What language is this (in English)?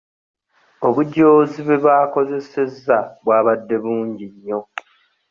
Ganda